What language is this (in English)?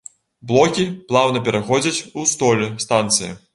Belarusian